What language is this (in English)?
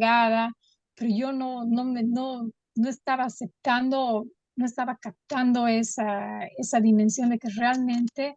Spanish